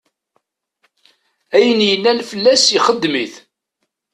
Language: Kabyle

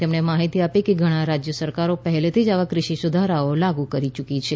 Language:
Gujarati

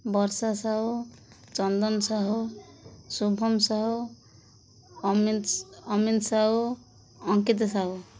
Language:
Odia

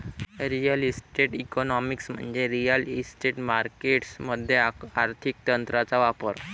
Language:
Marathi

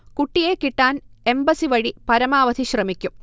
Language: Malayalam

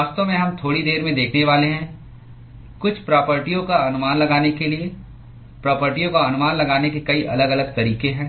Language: Hindi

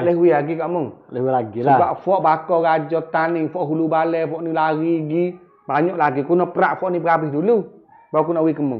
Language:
Malay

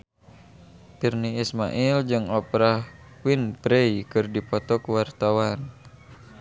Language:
Sundanese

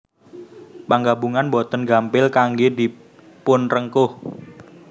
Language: Javanese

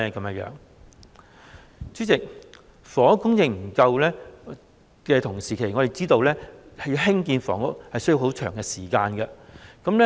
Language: Cantonese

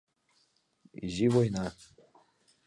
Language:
Mari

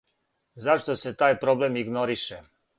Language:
Serbian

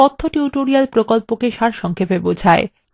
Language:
Bangla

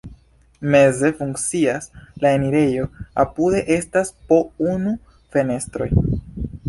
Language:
Esperanto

